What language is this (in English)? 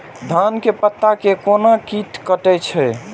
Maithili